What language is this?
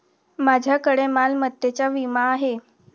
Marathi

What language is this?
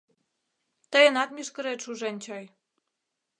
Mari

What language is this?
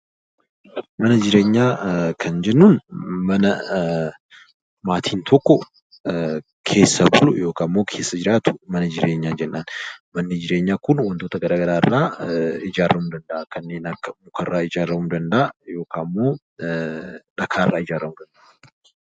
Oromo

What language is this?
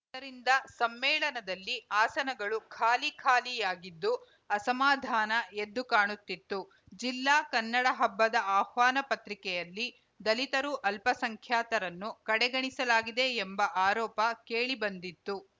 Kannada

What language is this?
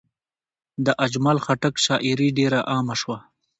Pashto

